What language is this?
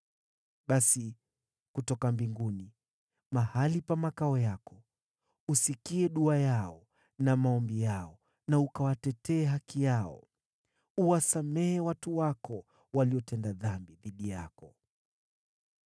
Swahili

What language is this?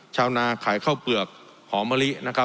Thai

